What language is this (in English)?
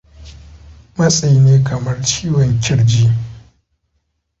Hausa